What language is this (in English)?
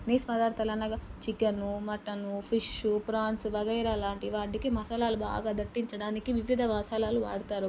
Telugu